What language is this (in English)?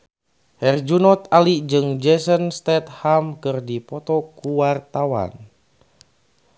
Sundanese